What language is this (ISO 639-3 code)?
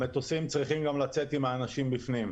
heb